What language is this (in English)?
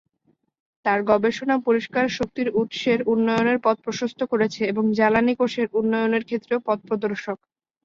Bangla